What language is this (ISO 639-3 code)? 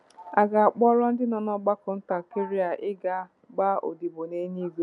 ibo